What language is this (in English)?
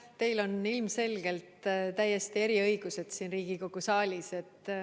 Estonian